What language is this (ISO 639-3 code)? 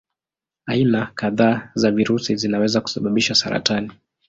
swa